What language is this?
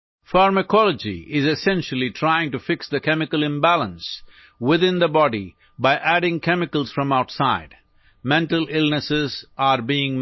Assamese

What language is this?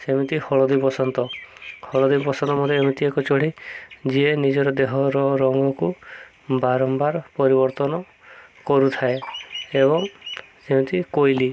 Odia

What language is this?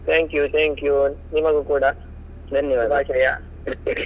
Kannada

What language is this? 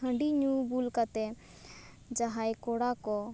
Santali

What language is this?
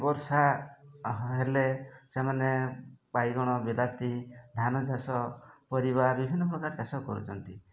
Odia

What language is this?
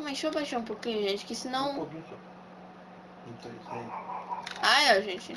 Portuguese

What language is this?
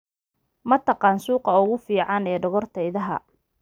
Somali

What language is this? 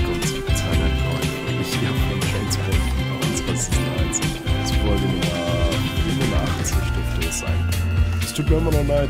German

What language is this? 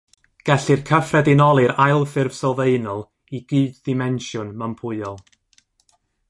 Welsh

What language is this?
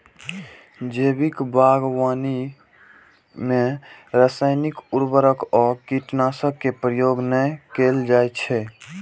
Maithili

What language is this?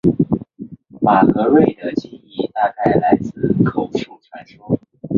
Chinese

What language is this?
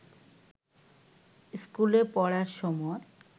Bangla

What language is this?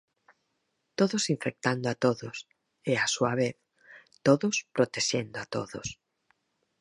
Galician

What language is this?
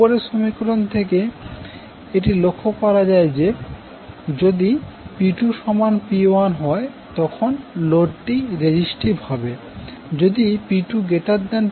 Bangla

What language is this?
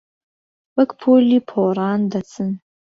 Central Kurdish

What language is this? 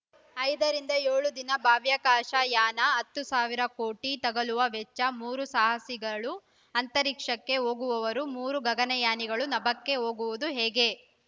Kannada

